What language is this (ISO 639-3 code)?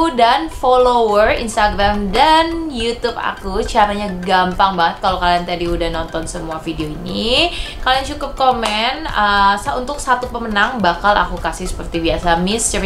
ind